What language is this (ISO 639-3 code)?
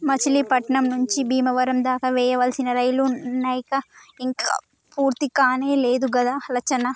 tel